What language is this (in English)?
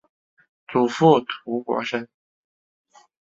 Chinese